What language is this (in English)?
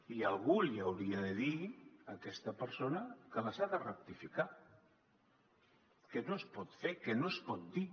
Catalan